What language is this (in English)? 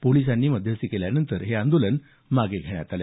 Marathi